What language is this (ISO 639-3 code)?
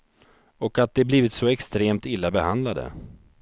swe